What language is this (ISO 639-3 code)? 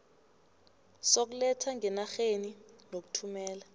nbl